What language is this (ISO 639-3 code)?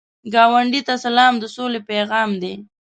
pus